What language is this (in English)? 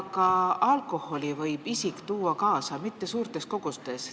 Estonian